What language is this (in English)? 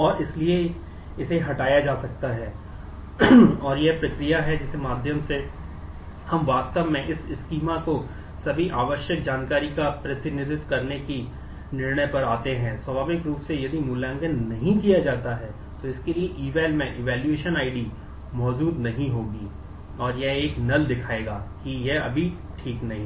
Hindi